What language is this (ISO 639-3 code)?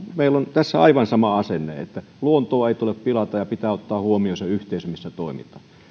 fin